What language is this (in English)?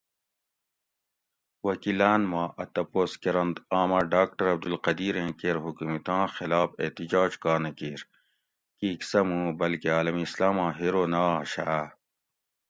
Gawri